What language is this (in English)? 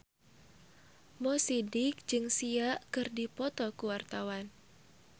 Sundanese